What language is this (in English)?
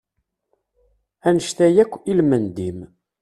Kabyle